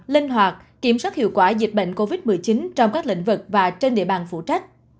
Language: Vietnamese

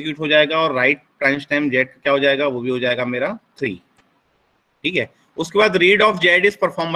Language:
Hindi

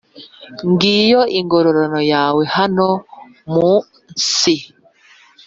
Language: Kinyarwanda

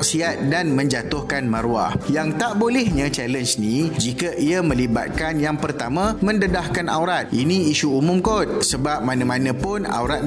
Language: Malay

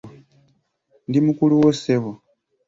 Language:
Ganda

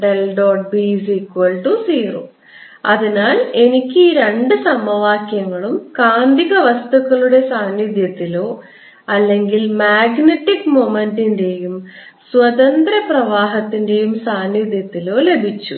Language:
Malayalam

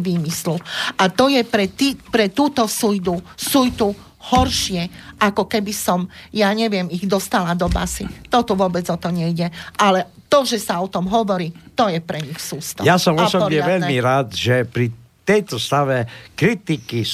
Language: Slovak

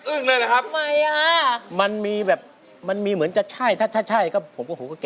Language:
Thai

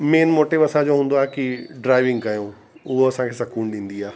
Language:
Sindhi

